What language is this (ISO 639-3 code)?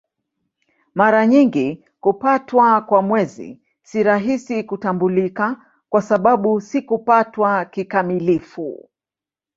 swa